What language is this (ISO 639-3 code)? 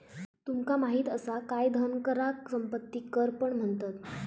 mar